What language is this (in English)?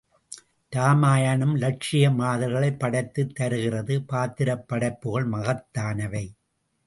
Tamil